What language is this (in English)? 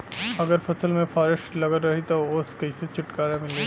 Bhojpuri